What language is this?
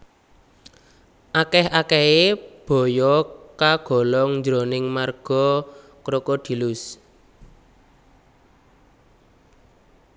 Javanese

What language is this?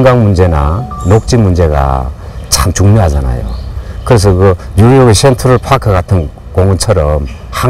Korean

